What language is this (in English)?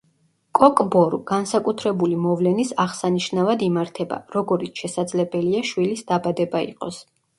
Georgian